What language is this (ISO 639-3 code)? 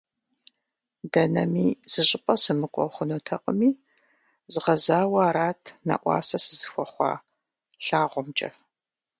kbd